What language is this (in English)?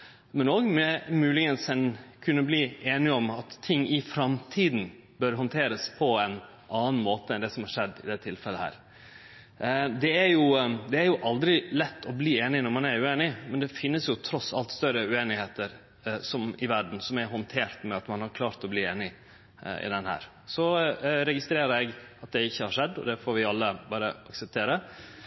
Norwegian Nynorsk